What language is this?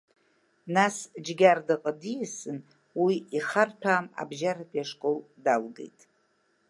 Abkhazian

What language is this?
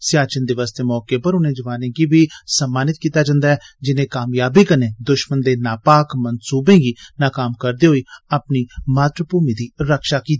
Dogri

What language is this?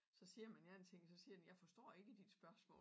Danish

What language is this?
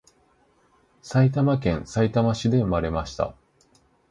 Japanese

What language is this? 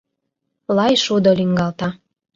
Mari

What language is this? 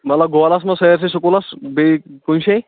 Kashmiri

